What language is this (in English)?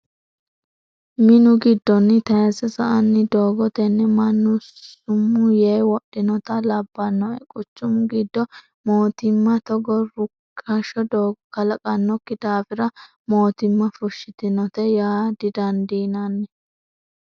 Sidamo